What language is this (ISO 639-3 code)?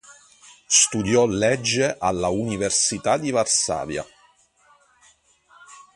ita